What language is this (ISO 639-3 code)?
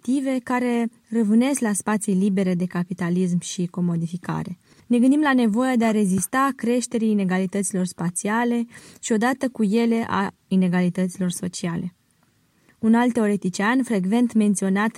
ron